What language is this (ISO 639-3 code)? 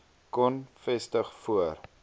afr